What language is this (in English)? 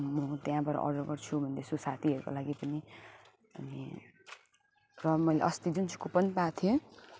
Nepali